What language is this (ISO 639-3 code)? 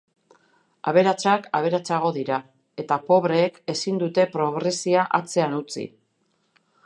eus